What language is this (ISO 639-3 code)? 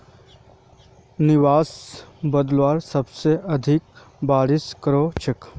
mag